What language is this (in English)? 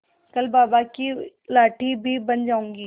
Hindi